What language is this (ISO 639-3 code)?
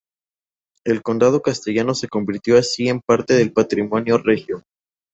spa